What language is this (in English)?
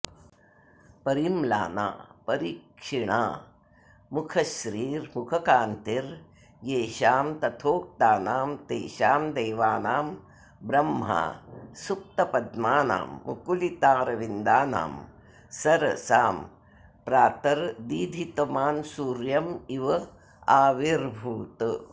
Sanskrit